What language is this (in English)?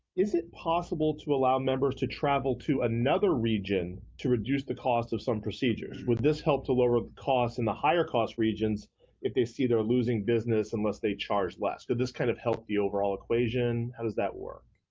English